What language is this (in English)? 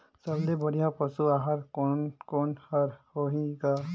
Chhattisgarhi